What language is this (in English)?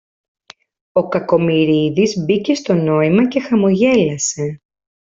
Greek